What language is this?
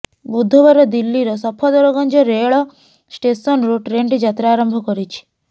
Odia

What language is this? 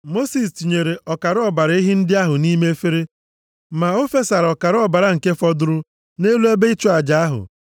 Igbo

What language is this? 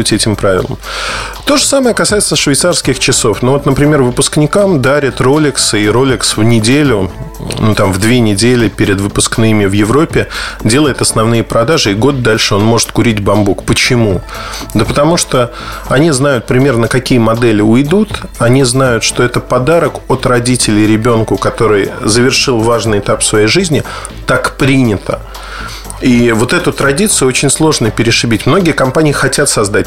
Russian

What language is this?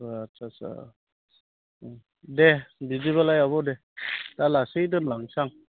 Bodo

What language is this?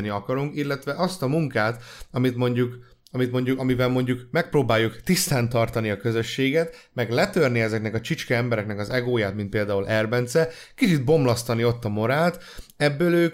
Hungarian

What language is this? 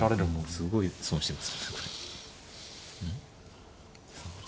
Japanese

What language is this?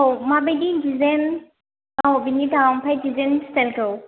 Bodo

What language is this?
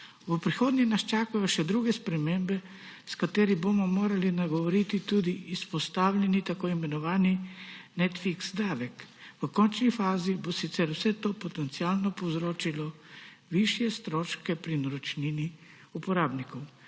Slovenian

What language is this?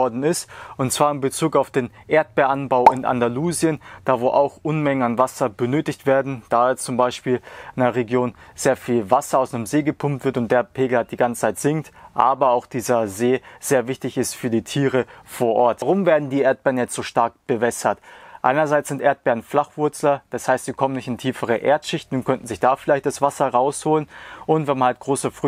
German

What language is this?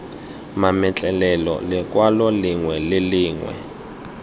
Tswana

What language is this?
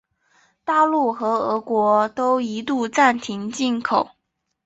Chinese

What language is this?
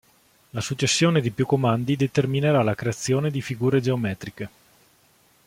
Italian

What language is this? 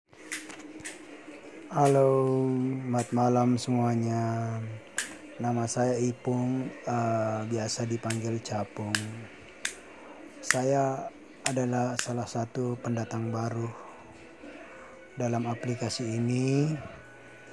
Indonesian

